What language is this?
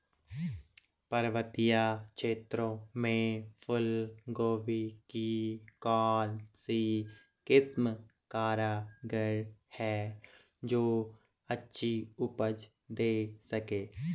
Hindi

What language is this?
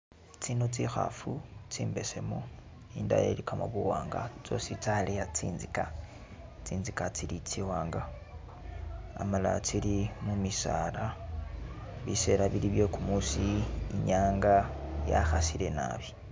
Masaaba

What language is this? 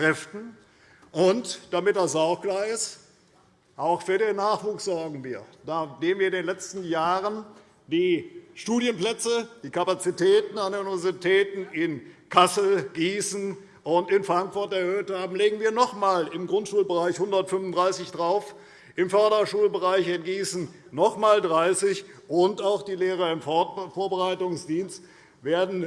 German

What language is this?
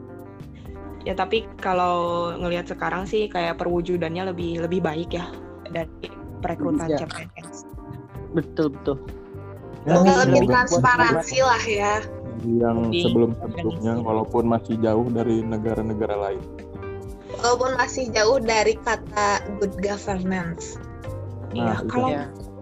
Indonesian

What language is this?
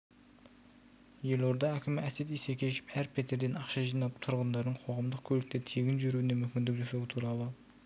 Kazakh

